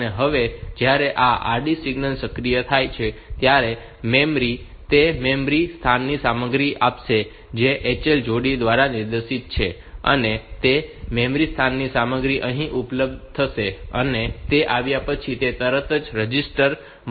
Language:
Gujarati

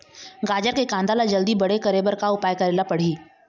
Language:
Chhattisgarhi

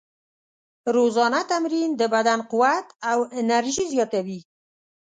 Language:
Pashto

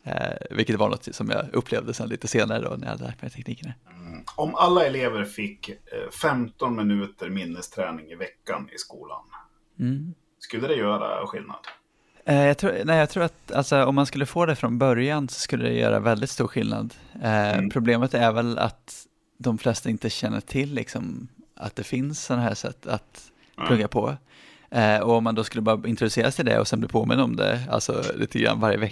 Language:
Swedish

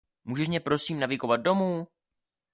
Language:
Czech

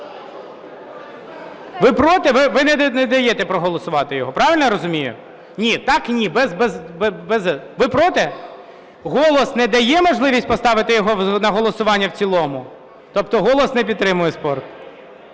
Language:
Ukrainian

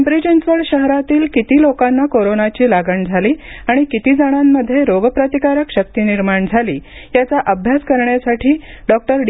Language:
Marathi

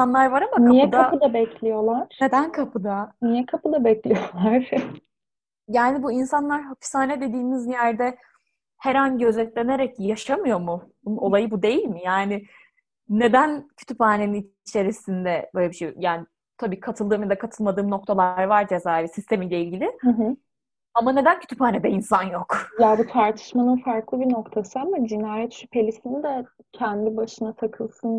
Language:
Turkish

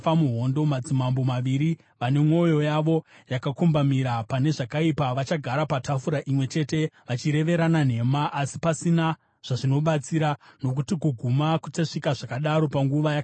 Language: Shona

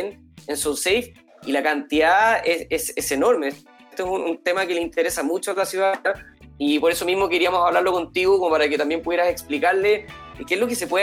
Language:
Spanish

